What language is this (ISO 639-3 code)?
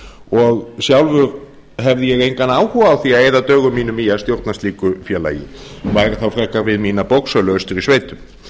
isl